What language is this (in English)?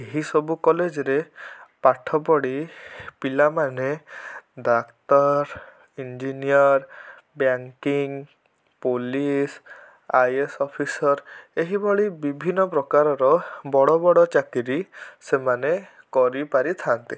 Odia